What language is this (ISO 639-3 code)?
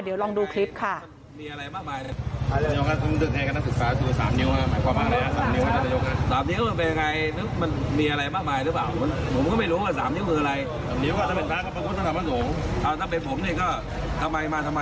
tha